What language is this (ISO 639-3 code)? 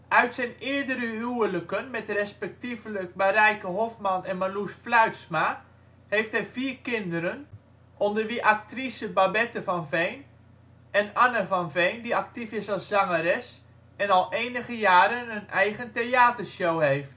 nld